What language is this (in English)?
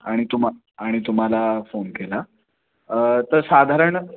Marathi